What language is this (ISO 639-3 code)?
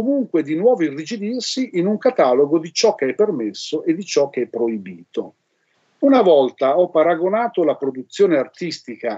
ita